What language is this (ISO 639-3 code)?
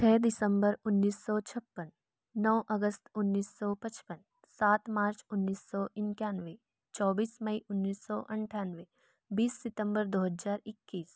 hin